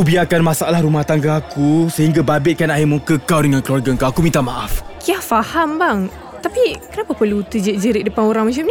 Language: Malay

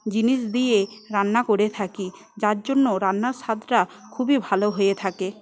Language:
Bangla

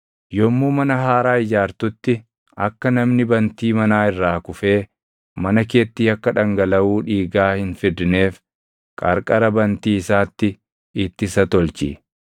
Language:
Oromo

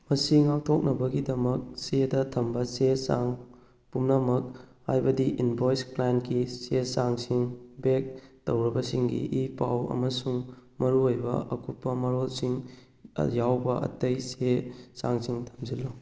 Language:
Manipuri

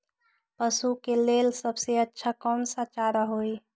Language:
Magahi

